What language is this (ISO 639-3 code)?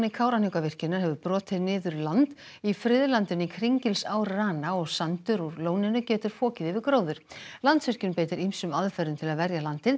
isl